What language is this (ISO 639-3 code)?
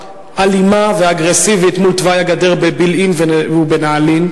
heb